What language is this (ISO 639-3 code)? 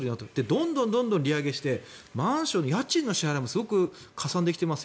jpn